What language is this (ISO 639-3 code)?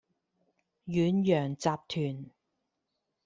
yue